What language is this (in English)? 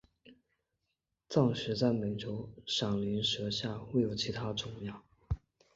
Chinese